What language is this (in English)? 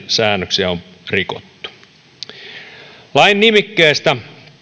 Finnish